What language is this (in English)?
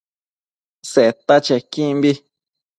Matsés